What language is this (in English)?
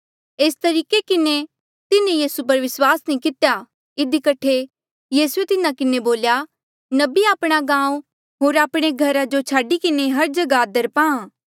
Mandeali